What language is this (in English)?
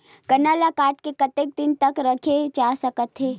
Chhattisgarhi